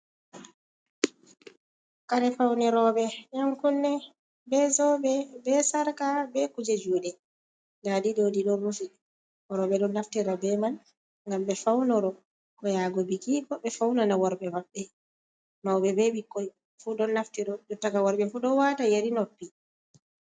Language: Fula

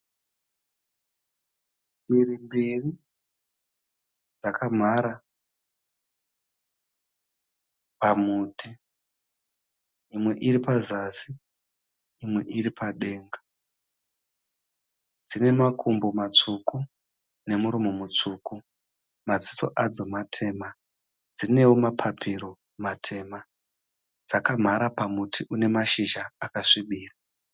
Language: Shona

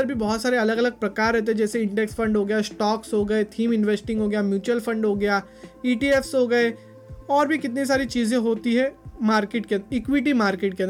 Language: Hindi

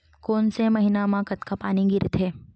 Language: Chhattisgarhi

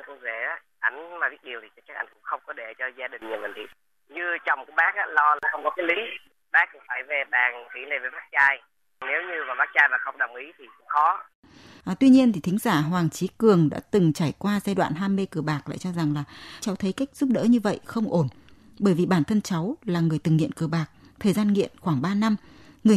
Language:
Vietnamese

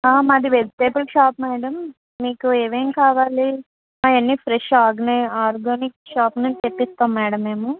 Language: Telugu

